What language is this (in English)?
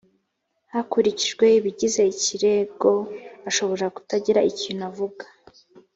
Kinyarwanda